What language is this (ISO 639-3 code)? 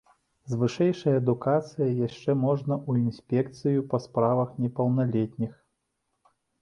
bel